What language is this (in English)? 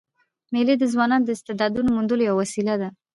Pashto